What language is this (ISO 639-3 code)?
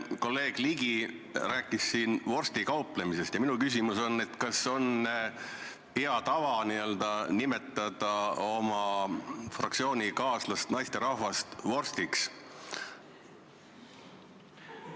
est